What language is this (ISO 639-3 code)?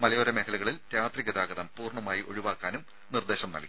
mal